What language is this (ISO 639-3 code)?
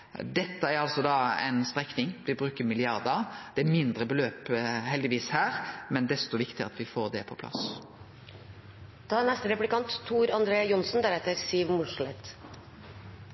nno